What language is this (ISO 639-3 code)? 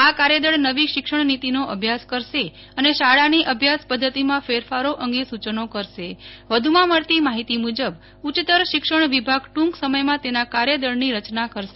guj